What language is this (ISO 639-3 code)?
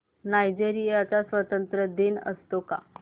mar